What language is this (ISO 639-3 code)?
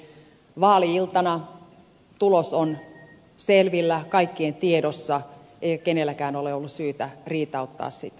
fin